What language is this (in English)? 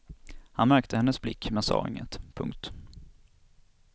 Swedish